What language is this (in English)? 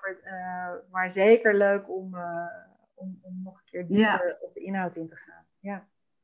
Dutch